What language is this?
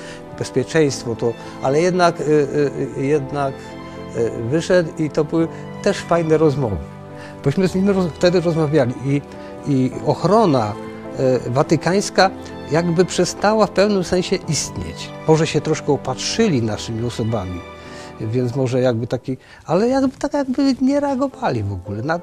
Polish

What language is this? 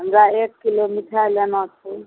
Maithili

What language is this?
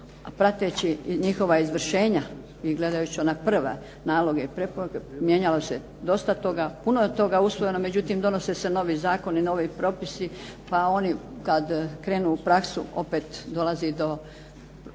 Croatian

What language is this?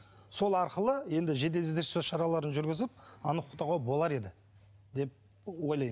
Kazakh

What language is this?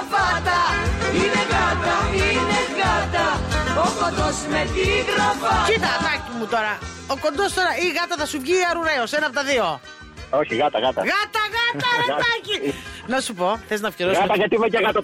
Greek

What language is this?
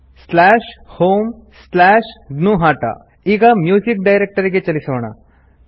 Kannada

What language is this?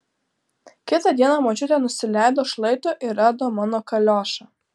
Lithuanian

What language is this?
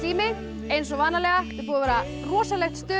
Icelandic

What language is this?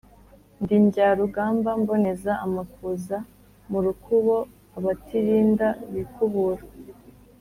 Kinyarwanda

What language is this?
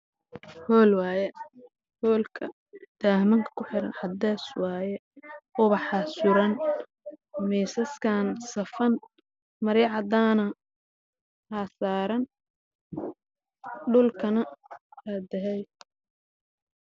Somali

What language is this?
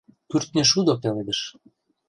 Mari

